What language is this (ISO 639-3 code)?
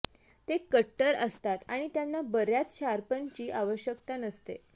mar